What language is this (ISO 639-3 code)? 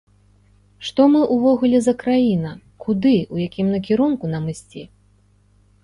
bel